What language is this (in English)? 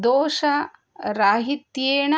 Sanskrit